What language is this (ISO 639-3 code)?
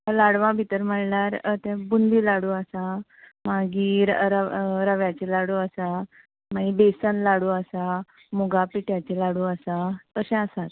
kok